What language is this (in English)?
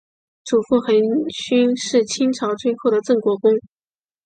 Chinese